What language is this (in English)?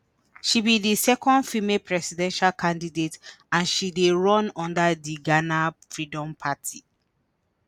Nigerian Pidgin